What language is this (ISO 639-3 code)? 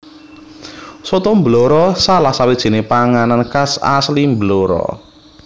jav